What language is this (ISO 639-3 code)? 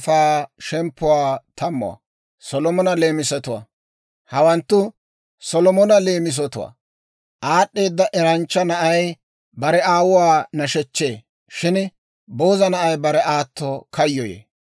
dwr